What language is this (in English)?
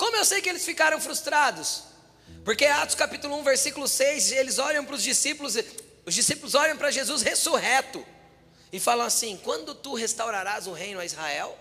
Portuguese